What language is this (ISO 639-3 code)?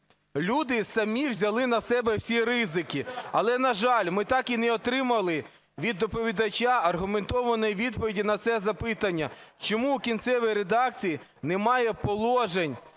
ukr